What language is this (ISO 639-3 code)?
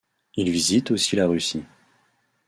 fra